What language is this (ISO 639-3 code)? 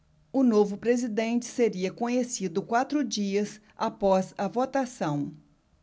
por